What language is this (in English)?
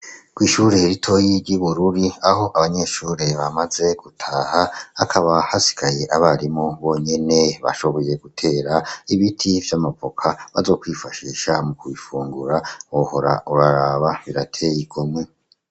Rundi